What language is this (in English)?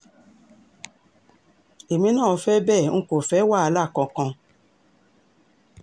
Yoruba